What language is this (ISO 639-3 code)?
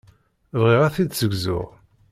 kab